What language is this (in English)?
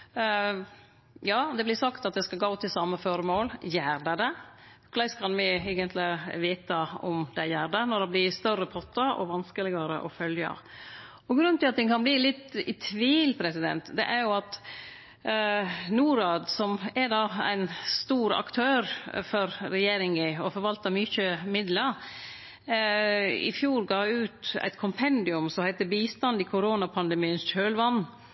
Norwegian Nynorsk